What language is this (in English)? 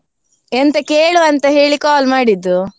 Kannada